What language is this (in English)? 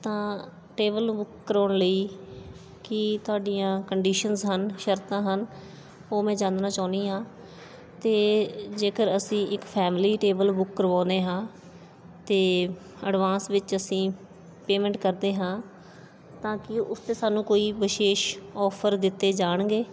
Punjabi